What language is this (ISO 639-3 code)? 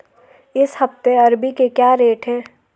hin